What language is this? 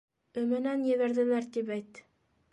Bashkir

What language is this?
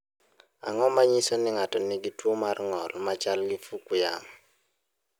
Luo (Kenya and Tanzania)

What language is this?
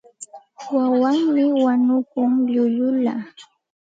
Santa Ana de Tusi Pasco Quechua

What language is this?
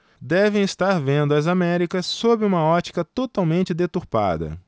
Portuguese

